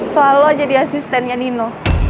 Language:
Indonesian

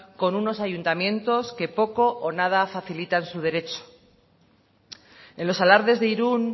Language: Spanish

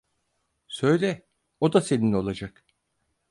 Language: Turkish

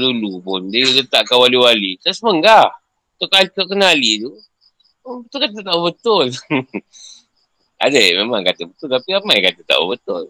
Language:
Malay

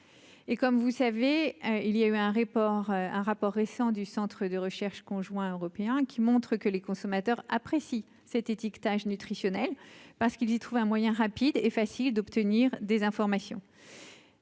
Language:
French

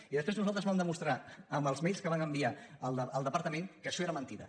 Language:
Catalan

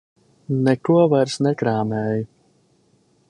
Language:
Latvian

